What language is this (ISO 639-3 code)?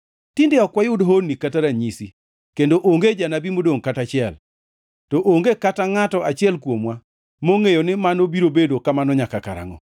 luo